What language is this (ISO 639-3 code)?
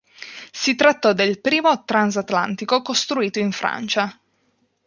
ita